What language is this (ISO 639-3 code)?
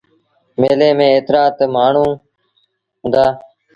sbn